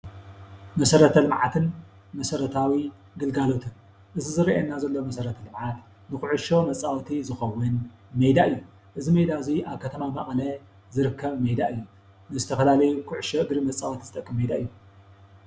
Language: Tigrinya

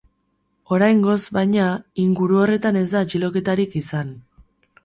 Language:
Basque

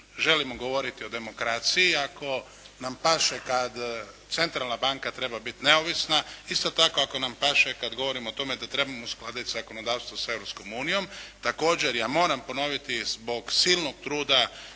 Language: Croatian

